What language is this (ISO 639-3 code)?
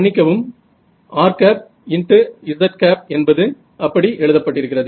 tam